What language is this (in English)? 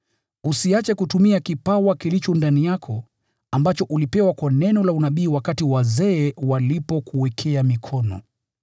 Swahili